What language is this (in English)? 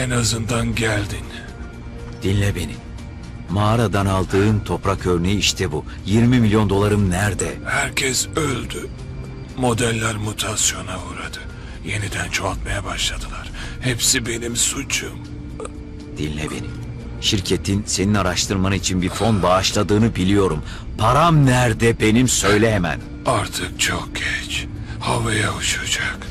Turkish